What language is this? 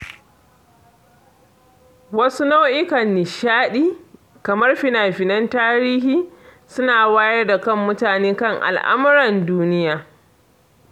Hausa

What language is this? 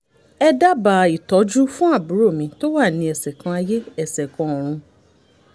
Yoruba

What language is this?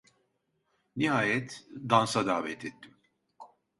Turkish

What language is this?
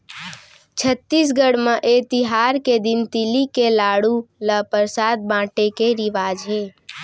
Chhattisgarhi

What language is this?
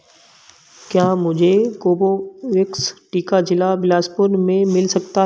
Hindi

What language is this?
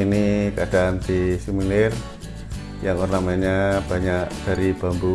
Indonesian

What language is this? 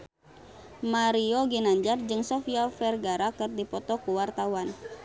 Sundanese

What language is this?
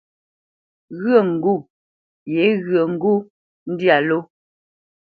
Bamenyam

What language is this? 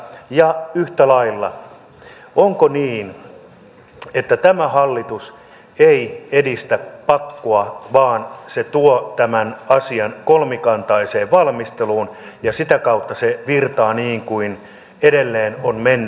Finnish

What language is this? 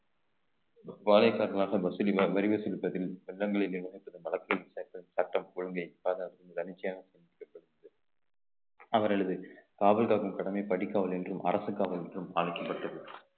Tamil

